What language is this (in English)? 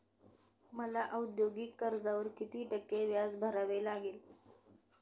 Marathi